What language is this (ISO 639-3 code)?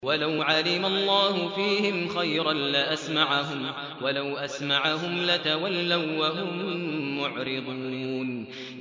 ara